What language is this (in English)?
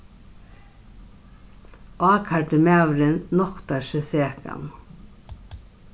Faroese